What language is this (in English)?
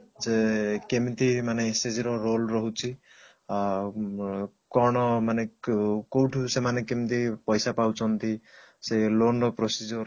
Odia